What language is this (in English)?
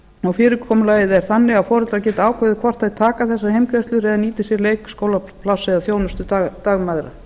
Icelandic